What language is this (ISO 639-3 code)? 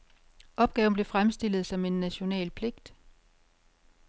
dan